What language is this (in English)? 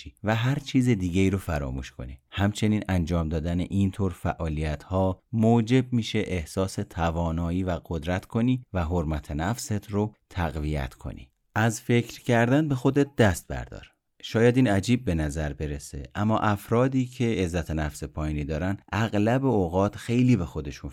Persian